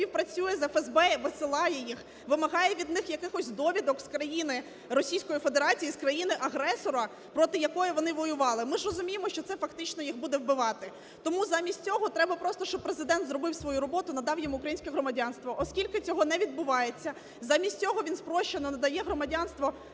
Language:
Ukrainian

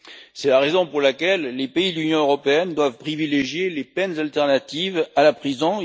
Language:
French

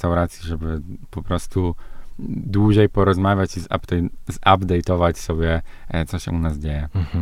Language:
Polish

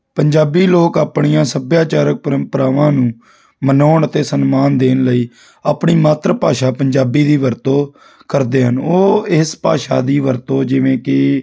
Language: Punjabi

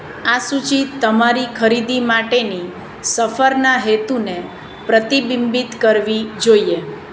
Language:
Gujarati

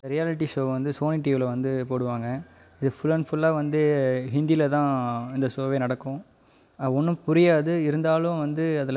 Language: Tamil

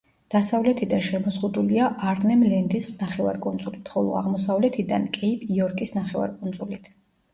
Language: Georgian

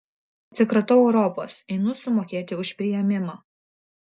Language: Lithuanian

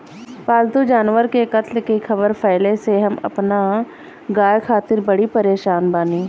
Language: Bhojpuri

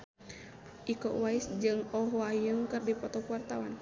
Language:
Sundanese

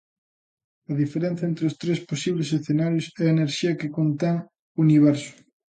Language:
Galician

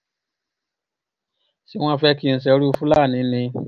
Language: Yoruba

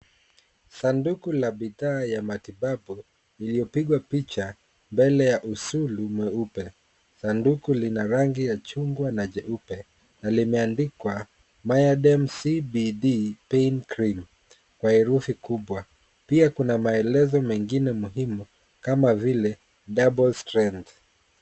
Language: Swahili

